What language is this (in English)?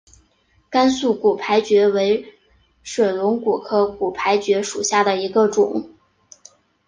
Chinese